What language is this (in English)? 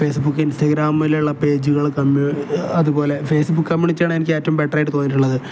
Malayalam